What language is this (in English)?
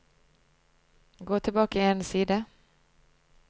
Norwegian